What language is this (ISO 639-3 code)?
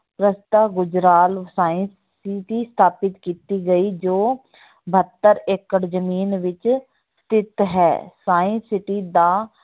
pan